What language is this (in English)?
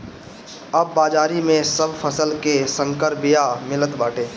Bhojpuri